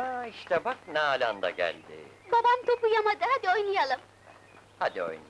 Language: Turkish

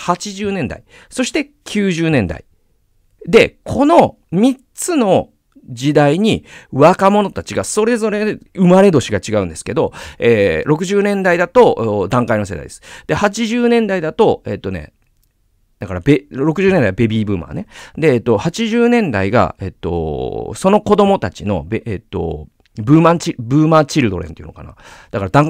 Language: Japanese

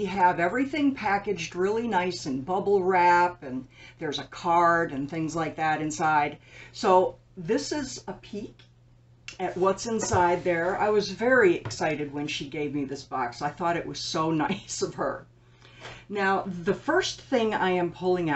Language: English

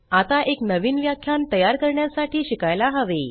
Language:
Marathi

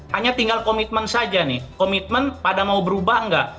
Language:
Indonesian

